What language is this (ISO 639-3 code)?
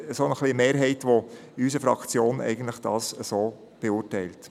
gsw